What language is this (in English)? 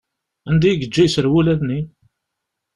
Kabyle